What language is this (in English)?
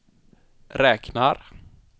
Swedish